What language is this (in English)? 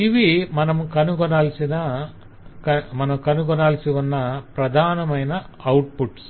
Telugu